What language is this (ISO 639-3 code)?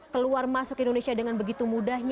ind